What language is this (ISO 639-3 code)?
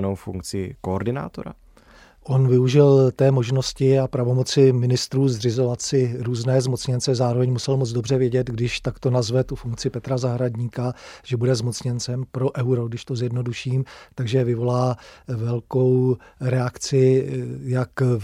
ces